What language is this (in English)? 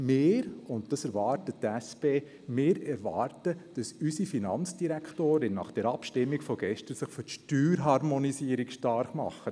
Swiss German